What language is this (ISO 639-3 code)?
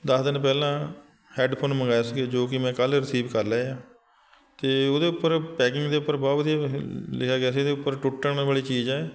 pan